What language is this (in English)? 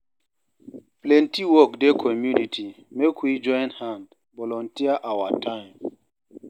Nigerian Pidgin